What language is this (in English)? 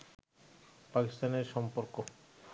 Bangla